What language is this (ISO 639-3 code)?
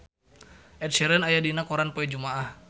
sun